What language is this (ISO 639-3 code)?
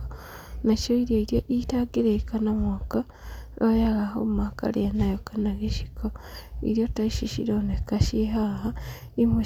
kik